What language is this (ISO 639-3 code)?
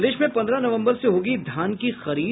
hin